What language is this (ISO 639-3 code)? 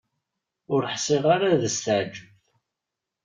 kab